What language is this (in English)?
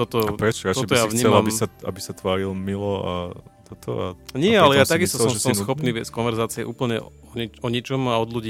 Slovak